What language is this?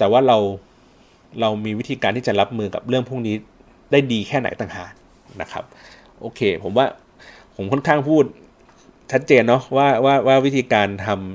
Thai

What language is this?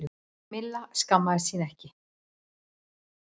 Icelandic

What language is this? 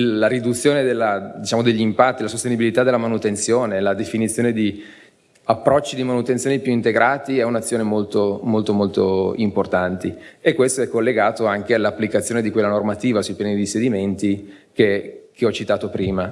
Italian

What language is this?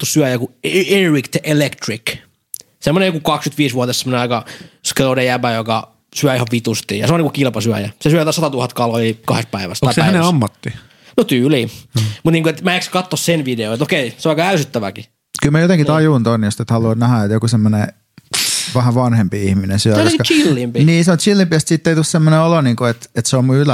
Finnish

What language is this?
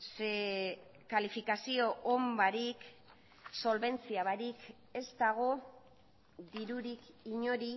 Basque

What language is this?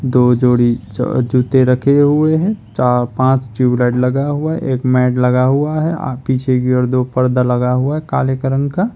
Hindi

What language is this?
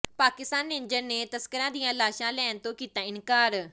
Punjabi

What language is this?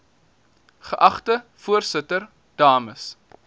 Afrikaans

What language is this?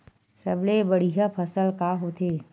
Chhattisgarhi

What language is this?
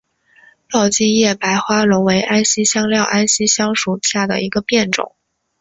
Chinese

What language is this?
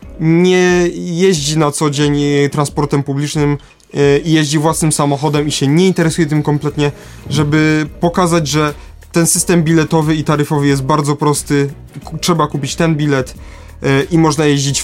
Polish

